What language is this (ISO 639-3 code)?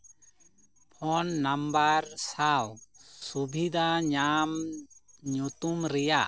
sat